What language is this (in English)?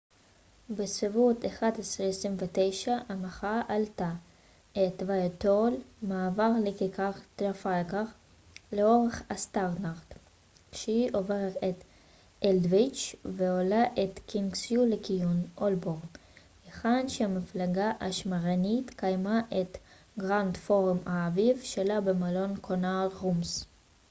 Hebrew